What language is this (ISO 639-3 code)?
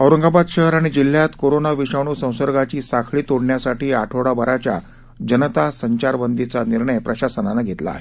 mar